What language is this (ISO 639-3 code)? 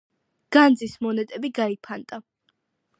kat